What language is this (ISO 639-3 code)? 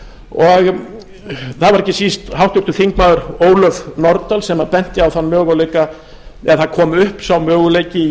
isl